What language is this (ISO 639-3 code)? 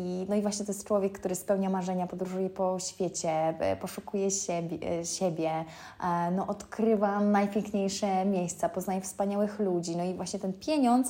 pol